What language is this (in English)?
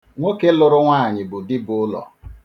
Igbo